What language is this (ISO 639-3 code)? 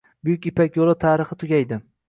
uzb